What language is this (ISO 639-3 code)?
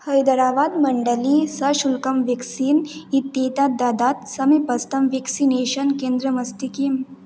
san